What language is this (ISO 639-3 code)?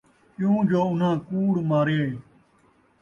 skr